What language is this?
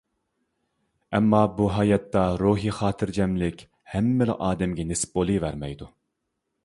Uyghur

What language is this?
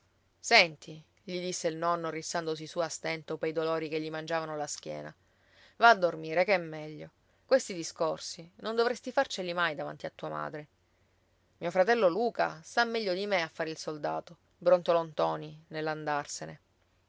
Italian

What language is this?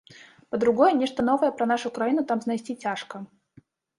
Belarusian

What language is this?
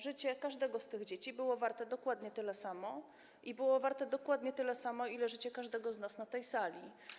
Polish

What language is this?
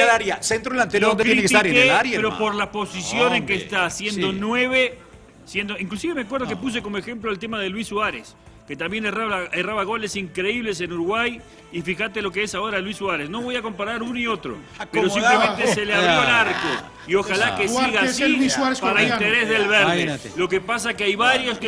Spanish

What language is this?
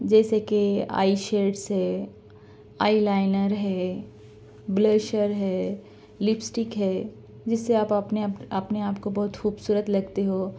Urdu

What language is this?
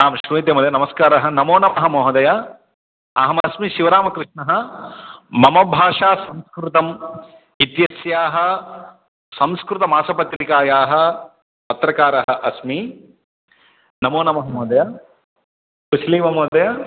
Sanskrit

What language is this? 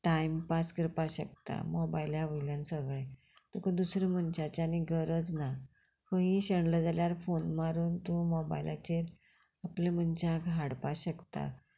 Konkani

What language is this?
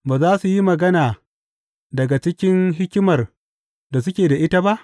Hausa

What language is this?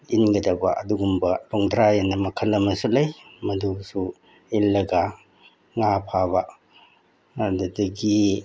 Manipuri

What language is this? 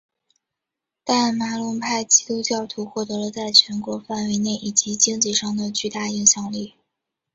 Chinese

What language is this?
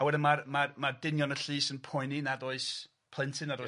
Welsh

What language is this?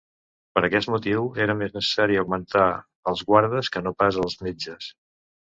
Catalan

